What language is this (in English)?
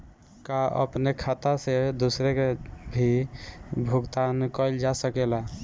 Bhojpuri